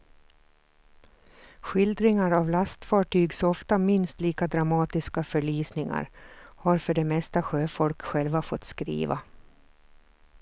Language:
Swedish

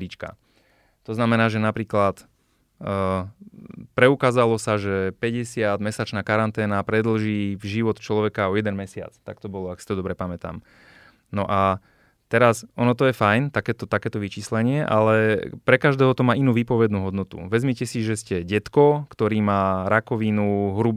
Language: Slovak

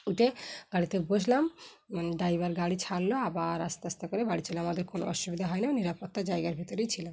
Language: Bangla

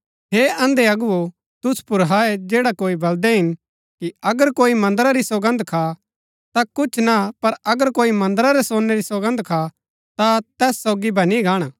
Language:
Gaddi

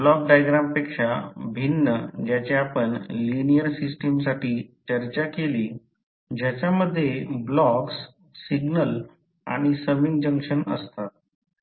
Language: Marathi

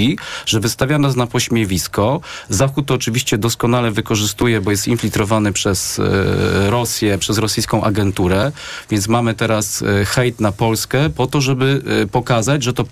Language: Polish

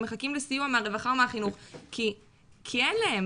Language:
Hebrew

